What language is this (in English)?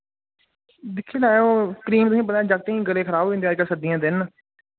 Dogri